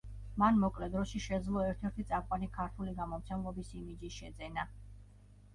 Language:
Georgian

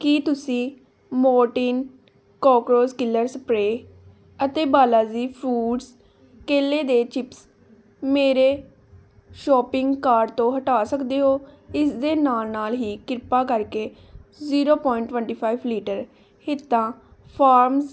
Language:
Punjabi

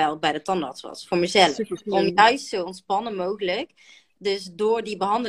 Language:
Dutch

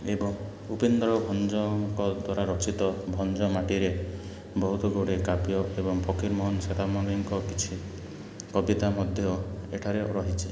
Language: Odia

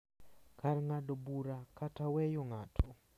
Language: Luo (Kenya and Tanzania)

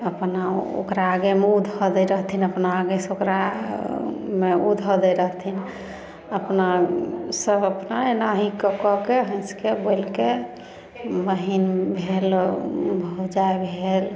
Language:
Maithili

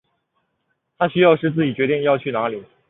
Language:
Chinese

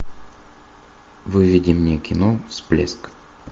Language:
Russian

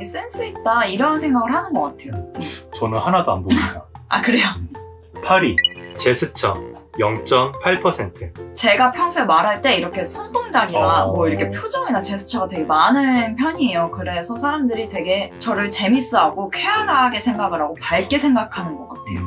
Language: Korean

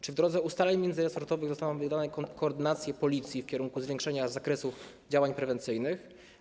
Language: Polish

